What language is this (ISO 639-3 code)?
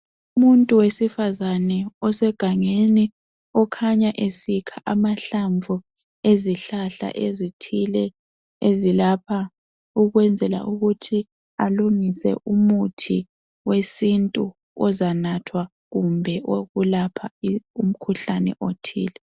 nde